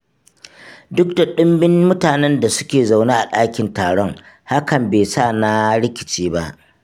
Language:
Hausa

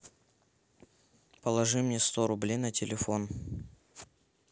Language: Russian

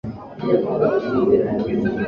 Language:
Swahili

